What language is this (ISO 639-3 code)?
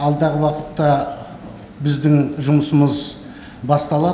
kaz